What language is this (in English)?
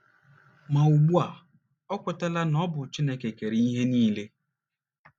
Igbo